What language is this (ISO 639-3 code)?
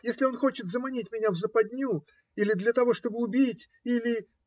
rus